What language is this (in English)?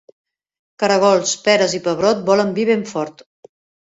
Catalan